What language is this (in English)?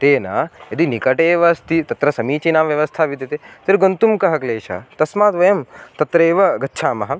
Sanskrit